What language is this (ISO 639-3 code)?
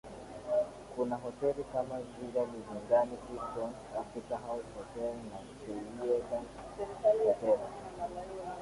swa